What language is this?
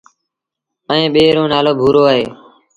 Sindhi Bhil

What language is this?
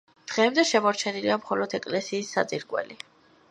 Georgian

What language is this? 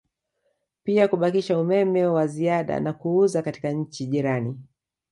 Swahili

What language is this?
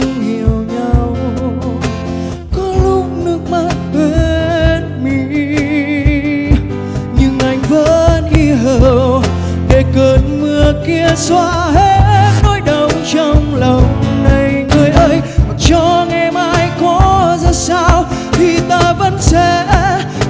Vietnamese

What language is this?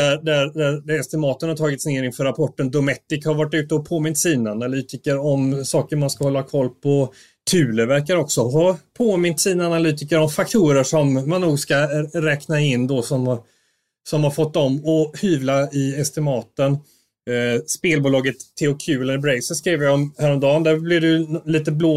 Swedish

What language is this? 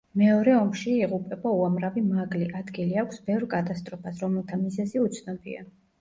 Georgian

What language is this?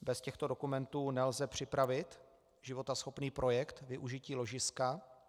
Czech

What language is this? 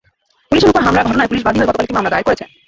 Bangla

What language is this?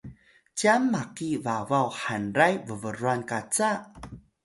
Atayal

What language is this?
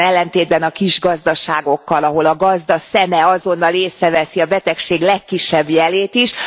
Hungarian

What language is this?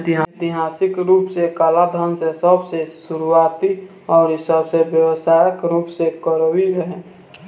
Bhojpuri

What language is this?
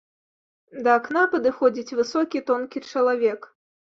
Belarusian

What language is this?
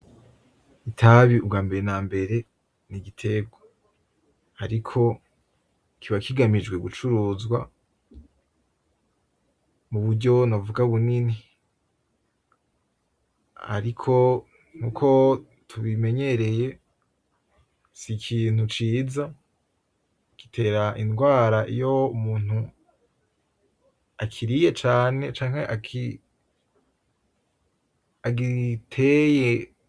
Rundi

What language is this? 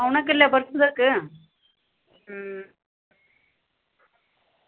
Dogri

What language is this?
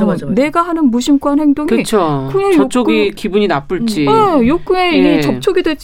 Korean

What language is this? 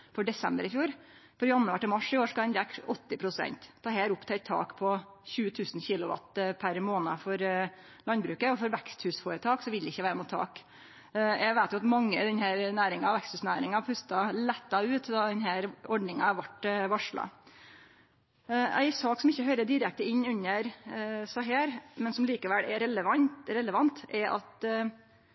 Norwegian Nynorsk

